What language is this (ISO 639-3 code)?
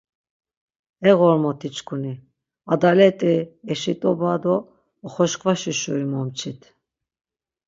lzz